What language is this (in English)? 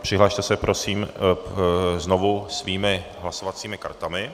Czech